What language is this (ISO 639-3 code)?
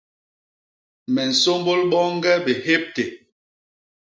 bas